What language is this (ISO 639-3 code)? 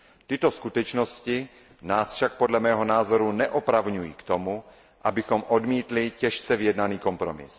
ces